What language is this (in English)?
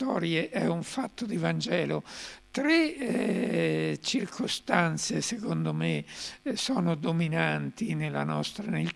Italian